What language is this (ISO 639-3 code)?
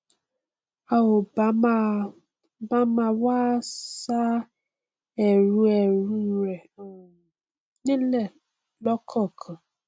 yor